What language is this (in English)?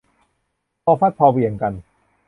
Thai